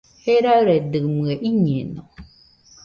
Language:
Nüpode Huitoto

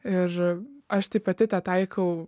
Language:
Lithuanian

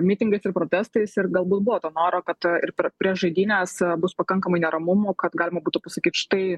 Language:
Lithuanian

